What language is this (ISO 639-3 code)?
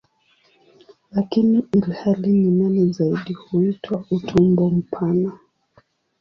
swa